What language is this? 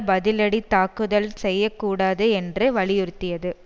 Tamil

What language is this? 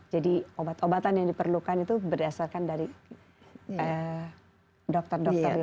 Indonesian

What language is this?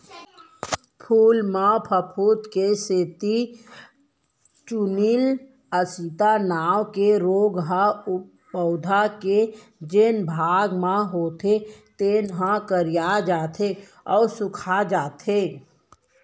Chhattisgarhi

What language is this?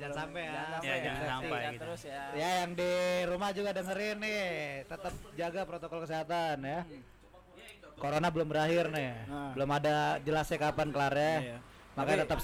Indonesian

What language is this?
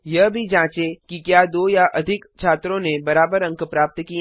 Hindi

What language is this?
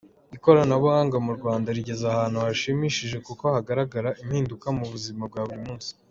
Kinyarwanda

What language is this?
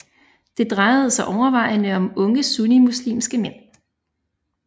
Danish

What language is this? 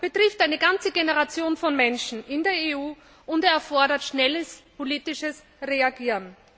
German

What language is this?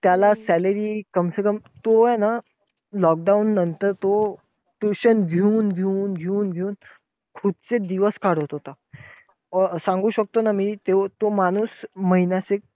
Marathi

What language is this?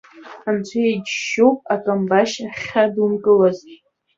Abkhazian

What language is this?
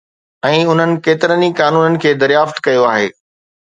Sindhi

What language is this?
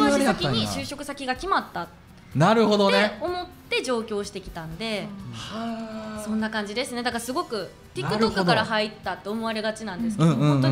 Japanese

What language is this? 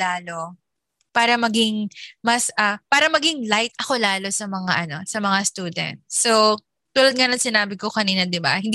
Filipino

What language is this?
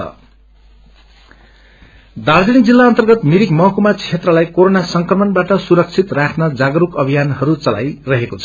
Nepali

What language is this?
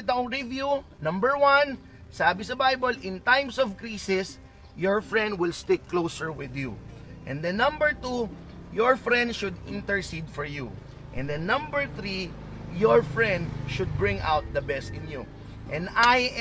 Filipino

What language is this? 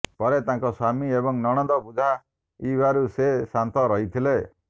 Odia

